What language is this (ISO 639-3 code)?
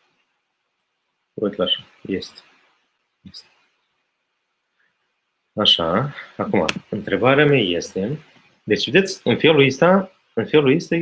ron